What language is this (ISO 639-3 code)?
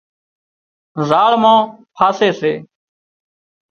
kxp